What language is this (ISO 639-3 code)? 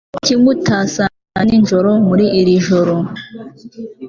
kin